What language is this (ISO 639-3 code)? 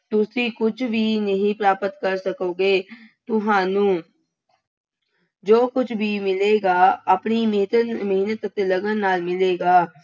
pan